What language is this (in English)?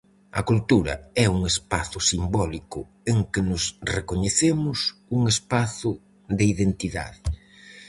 Galician